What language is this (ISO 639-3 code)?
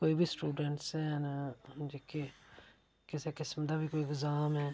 doi